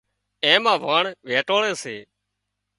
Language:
Wadiyara Koli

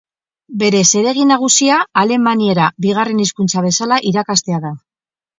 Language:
Basque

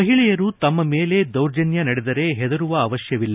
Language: Kannada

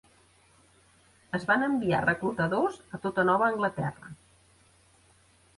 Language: Catalan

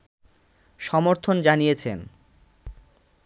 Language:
Bangla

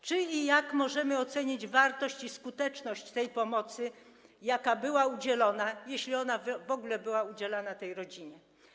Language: Polish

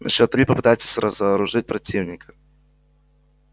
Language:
Russian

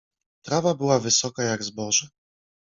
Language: Polish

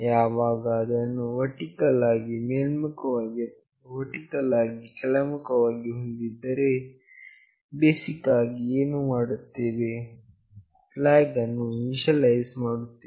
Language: Kannada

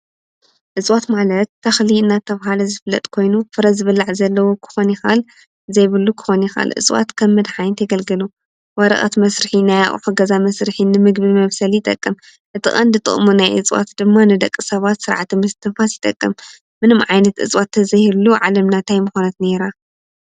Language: Tigrinya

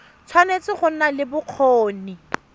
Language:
Tswana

